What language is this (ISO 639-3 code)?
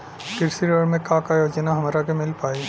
bho